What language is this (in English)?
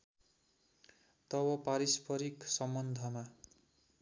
Nepali